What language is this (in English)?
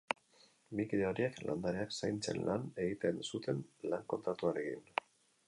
Basque